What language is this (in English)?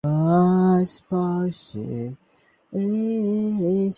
Bangla